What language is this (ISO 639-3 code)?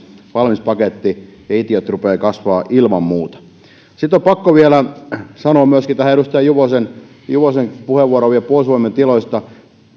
fin